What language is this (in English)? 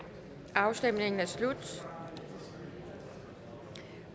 Danish